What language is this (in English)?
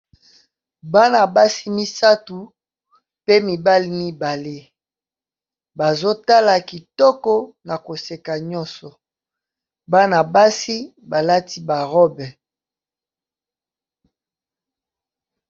Lingala